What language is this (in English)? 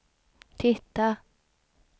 Swedish